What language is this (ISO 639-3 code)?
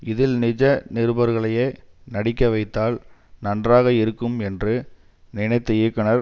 tam